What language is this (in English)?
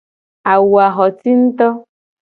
Gen